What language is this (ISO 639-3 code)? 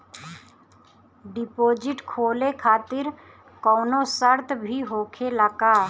bho